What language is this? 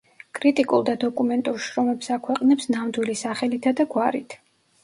Georgian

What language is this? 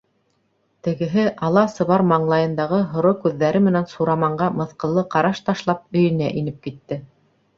Bashkir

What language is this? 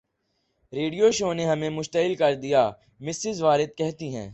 Urdu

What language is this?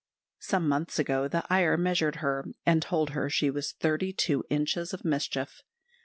English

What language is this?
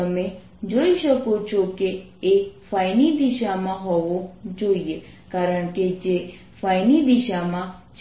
Gujarati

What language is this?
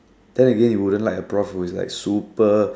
English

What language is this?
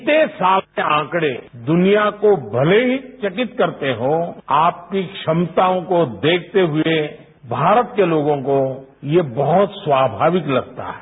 Hindi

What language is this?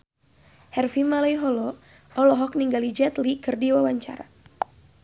Sundanese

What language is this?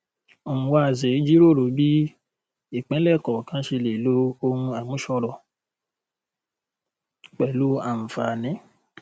Yoruba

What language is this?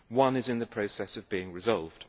English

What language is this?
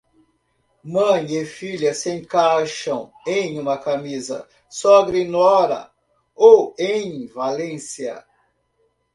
Portuguese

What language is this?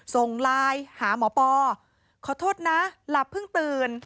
Thai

